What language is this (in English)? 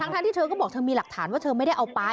Thai